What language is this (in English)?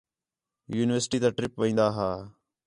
Khetrani